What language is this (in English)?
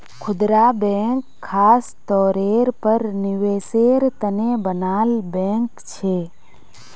Magahi